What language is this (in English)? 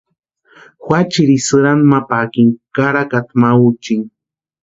Western Highland Purepecha